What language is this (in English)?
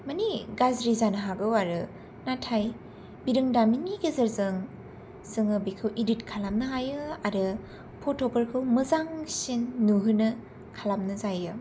Bodo